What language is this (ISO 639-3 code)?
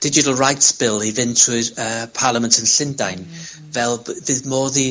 cym